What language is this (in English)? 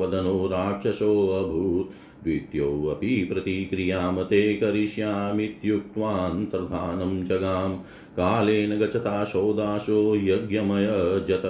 Hindi